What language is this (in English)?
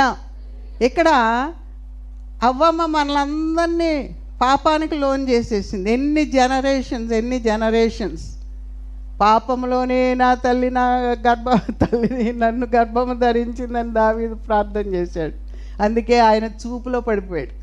Telugu